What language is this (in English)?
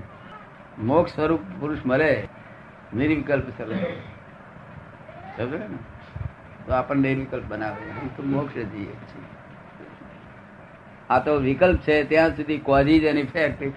Gujarati